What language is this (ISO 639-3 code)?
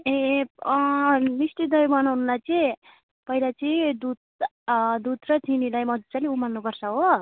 nep